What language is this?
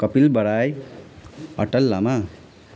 Nepali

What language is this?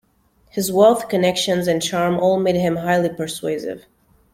English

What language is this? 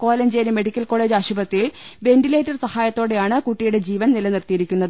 Malayalam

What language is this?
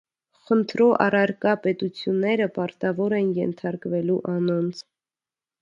Armenian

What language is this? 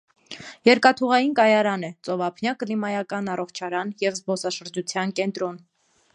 Armenian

